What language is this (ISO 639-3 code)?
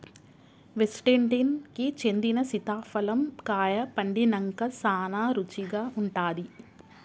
tel